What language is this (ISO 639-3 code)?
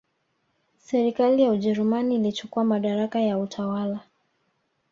swa